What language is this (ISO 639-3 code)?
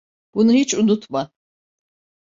tur